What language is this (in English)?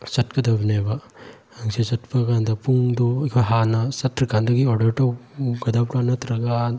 Manipuri